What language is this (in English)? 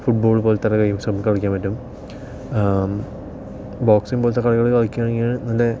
Malayalam